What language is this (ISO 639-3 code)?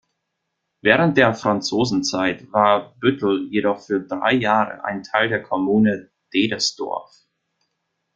deu